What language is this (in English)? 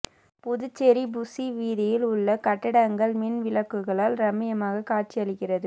Tamil